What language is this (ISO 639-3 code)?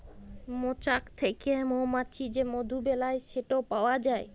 ben